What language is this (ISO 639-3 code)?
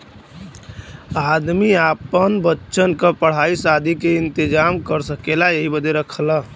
bho